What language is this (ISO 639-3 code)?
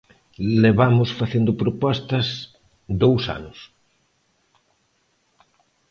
glg